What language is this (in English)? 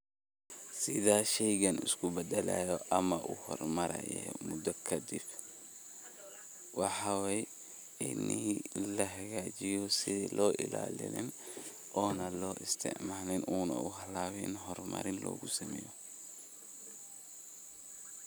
Somali